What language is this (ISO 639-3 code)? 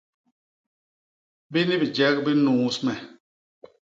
bas